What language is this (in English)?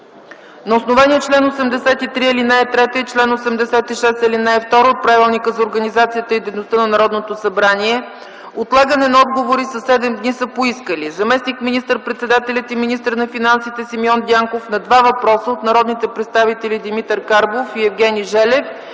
Bulgarian